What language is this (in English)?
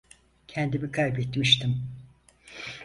Turkish